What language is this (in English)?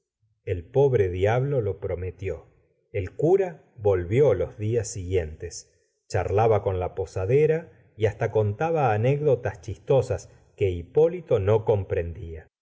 Spanish